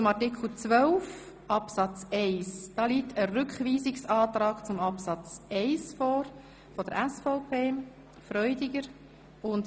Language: Swiss German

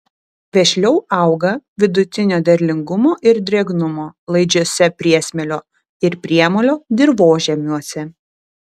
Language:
Lithuanian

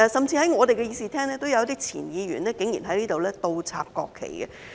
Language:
Cantonese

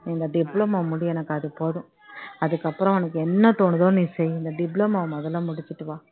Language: Tamil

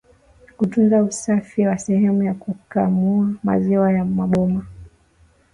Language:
Swahili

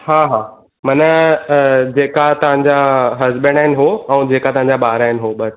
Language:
Sindhi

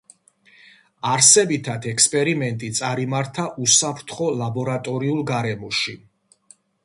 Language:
Georgian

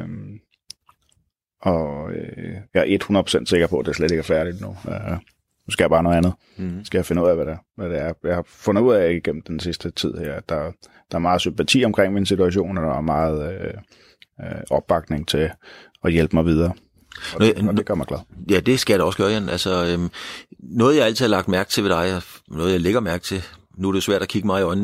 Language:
Danish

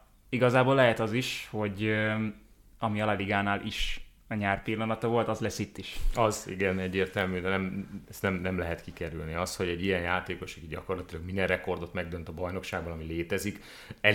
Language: Hungarian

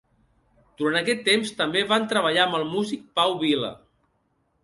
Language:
Catalan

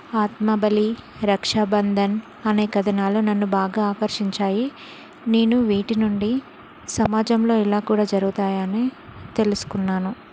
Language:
Telugu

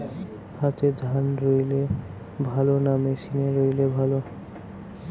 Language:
Bangla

